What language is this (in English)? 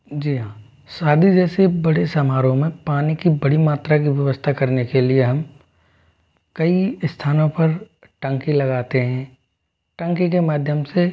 Hindi